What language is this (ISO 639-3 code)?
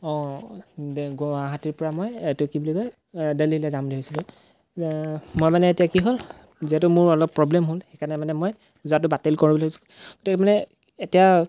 asm